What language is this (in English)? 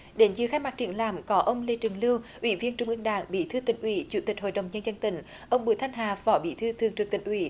Vietnamese